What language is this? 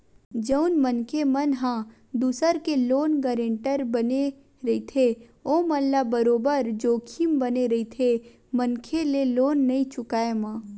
Chhattisgarhi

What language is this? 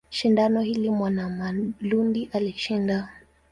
Swahili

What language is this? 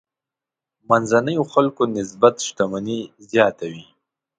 Pashto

